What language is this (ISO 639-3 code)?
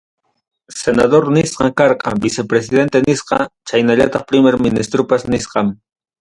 quy